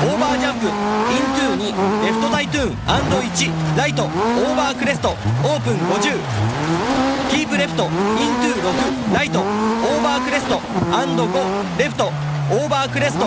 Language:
Japanese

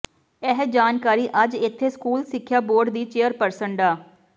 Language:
Punjabi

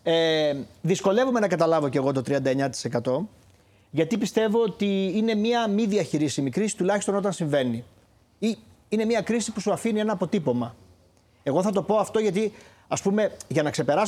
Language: Greek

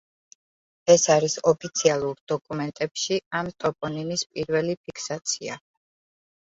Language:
Georgian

